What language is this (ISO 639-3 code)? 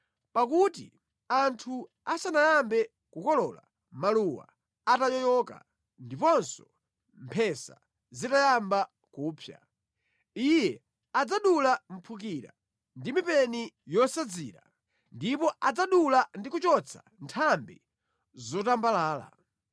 nya